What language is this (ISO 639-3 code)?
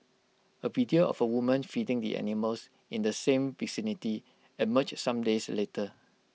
eng